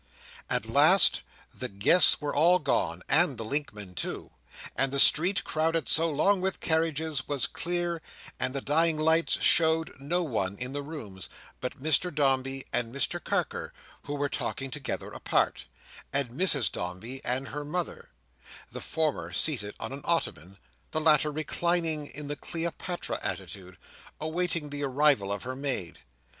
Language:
English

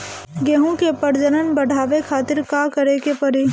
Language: Bhojpuri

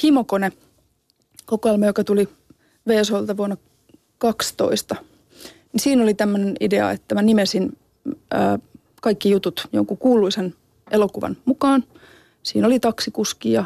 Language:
Finnish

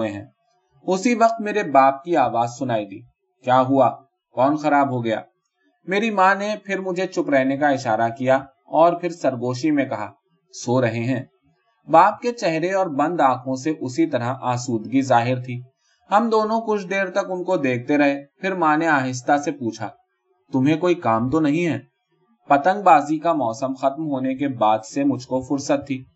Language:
Urdu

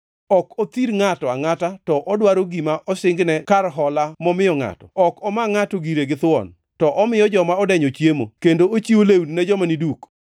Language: Luo (Kenya and Tanzania)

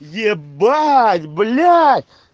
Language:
Russian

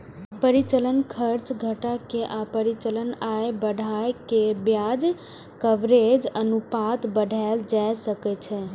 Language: Maithili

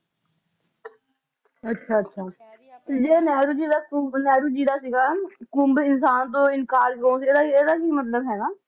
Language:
Punjabi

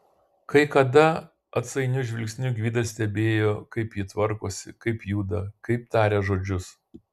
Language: Lithuanian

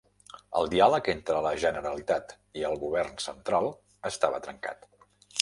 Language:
Catalan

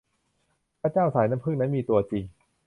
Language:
Thai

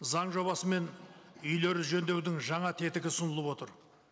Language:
Kazakh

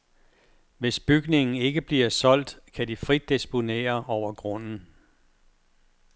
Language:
Danish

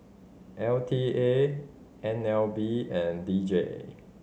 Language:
English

